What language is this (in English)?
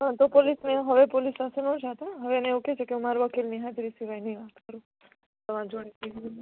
Gujarati